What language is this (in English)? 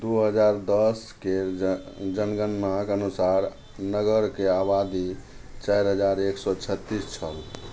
Maithili